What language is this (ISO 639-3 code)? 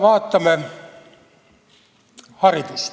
est